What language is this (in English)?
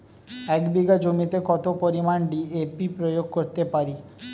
Bangla